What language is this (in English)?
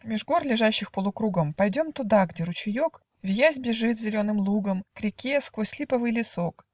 Russian